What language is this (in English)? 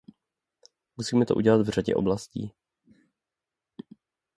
Czech